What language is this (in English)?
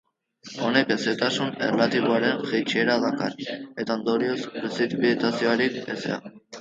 Basque